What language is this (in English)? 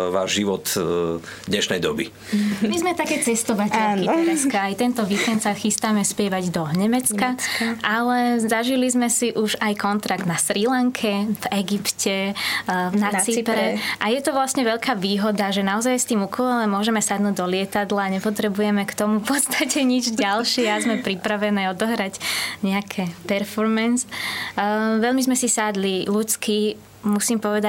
Slovak